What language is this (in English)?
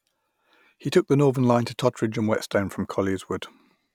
English